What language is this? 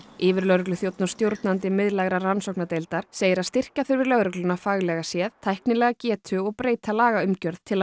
Icelandic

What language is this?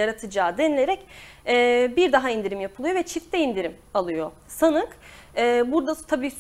Turkish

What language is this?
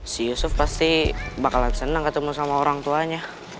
Indonesian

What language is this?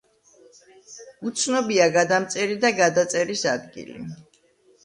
Georgian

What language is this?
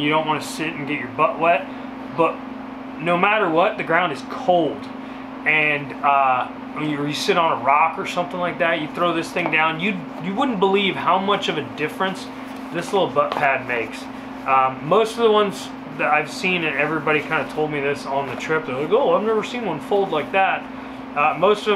English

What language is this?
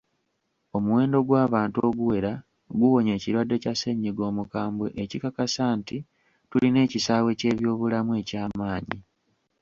Ganda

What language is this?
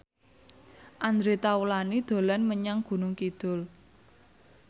Javanese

